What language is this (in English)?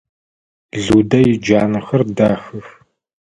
Adyghe